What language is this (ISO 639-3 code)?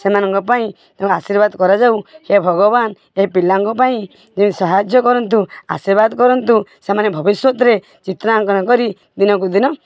ori